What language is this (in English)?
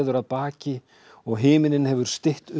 Icelandic